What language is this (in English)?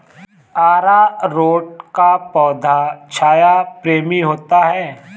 Hindi